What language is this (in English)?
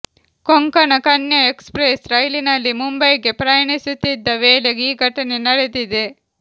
Kannada